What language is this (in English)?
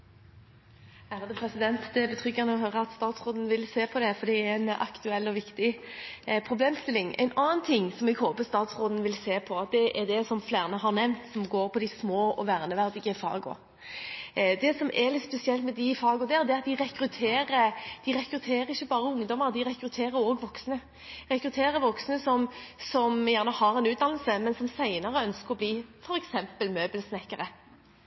Norwegian